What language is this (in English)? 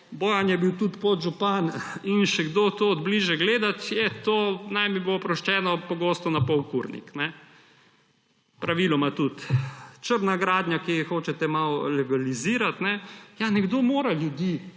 Slovenian